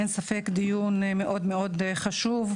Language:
Hebrew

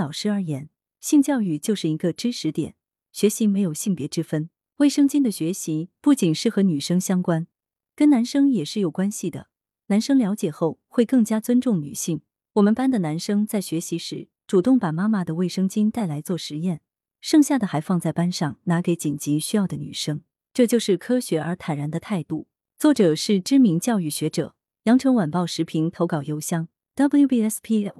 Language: Chinese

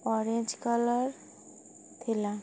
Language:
Odia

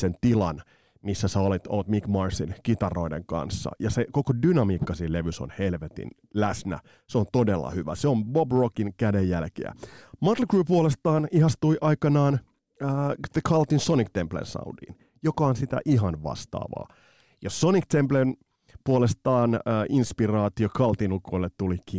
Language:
Finnish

